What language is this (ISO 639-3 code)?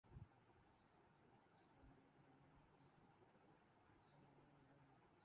urd